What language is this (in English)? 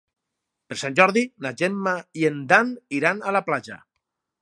Catalan